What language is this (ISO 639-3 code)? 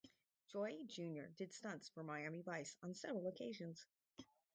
eng